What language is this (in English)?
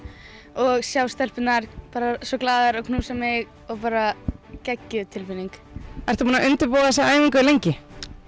Icelandic